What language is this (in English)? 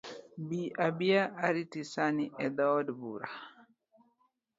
Luo (Kenya and Tanzania)